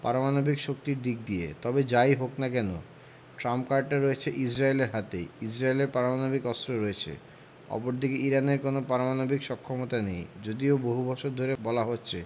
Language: Bangla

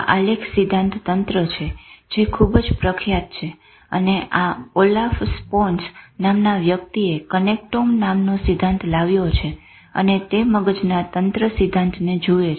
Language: Gujarati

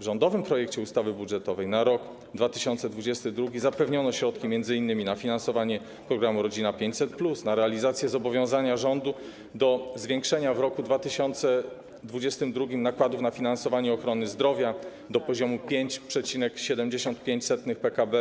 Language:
Polish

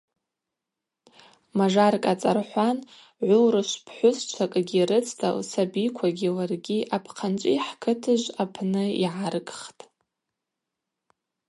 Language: Abaza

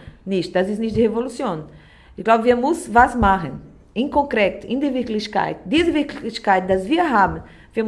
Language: German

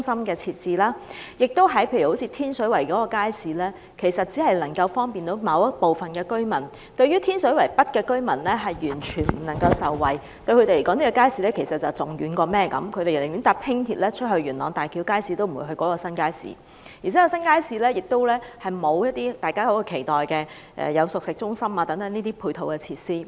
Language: Cantonese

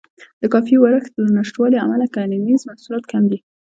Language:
Pashto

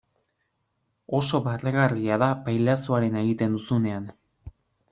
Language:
Basque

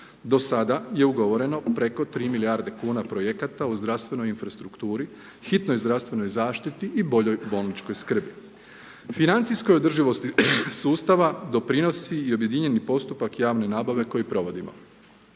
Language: Croatian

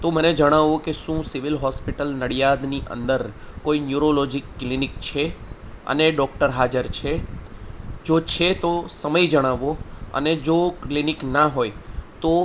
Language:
Gujarati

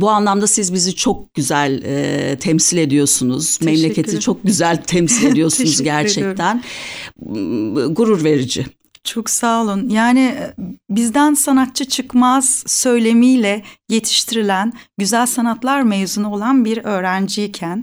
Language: Turkish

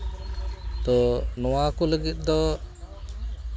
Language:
Santali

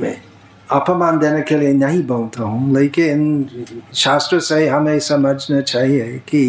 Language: Hindi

